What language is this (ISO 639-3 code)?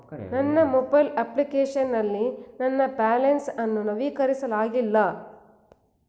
kan